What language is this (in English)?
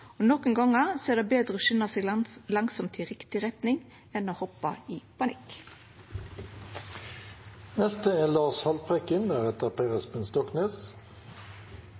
Norwegian Nynorsk